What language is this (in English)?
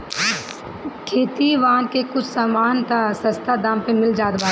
Bhojpuri